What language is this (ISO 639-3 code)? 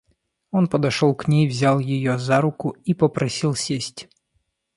rus